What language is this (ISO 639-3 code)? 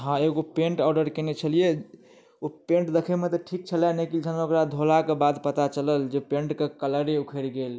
mai